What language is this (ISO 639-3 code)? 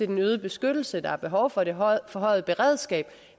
dan